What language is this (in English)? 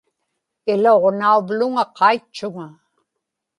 Inupiaq